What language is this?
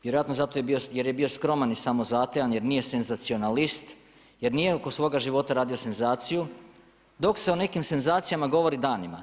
Croatian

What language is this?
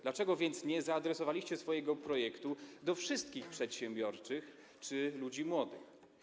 Polish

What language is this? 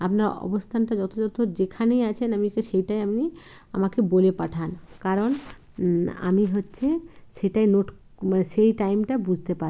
Bangla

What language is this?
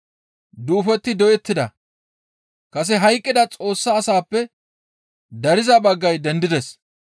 Gamo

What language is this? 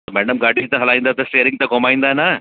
Sindhi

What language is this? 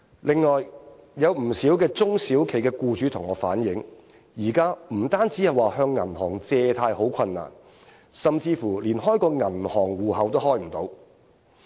Cantonese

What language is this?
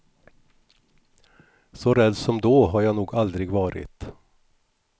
Swedish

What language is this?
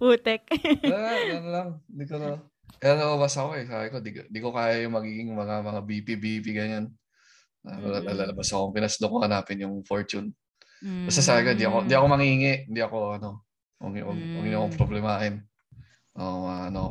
Filipino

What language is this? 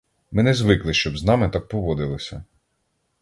Ukrainian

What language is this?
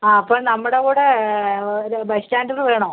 Malayalam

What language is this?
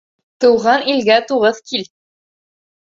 Bashkir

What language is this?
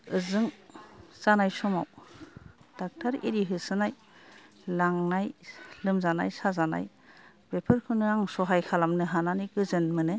Bodo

